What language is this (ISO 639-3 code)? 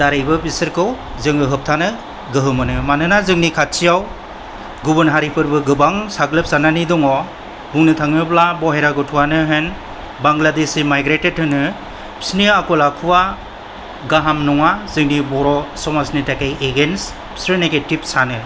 brx